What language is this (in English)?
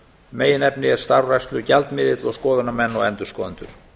Icelandic